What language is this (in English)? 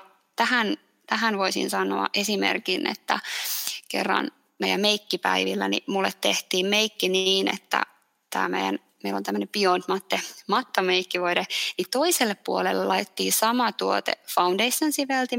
Finnish